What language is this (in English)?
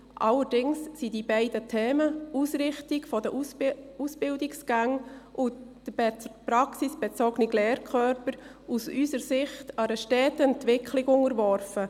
Swiss German